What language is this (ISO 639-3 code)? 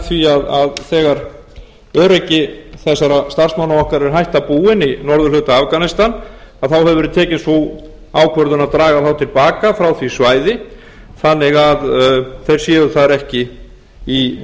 isl